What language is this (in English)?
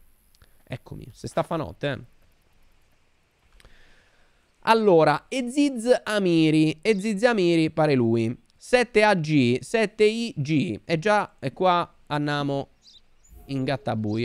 Italian